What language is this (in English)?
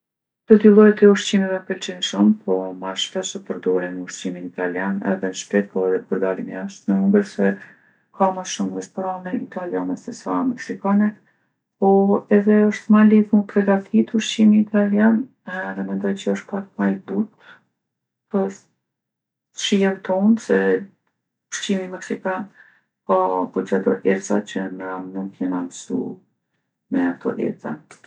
Gheg Albanian